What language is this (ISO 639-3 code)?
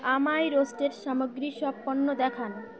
ben